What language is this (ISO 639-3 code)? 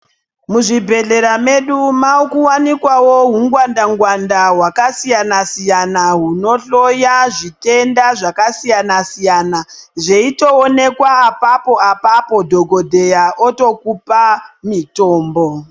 ndc